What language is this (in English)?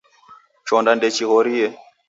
Taita